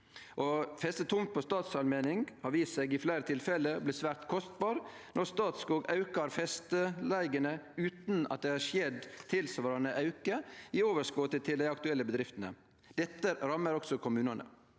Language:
Norwegian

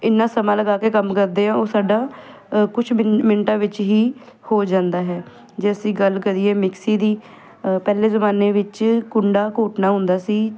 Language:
Punjabi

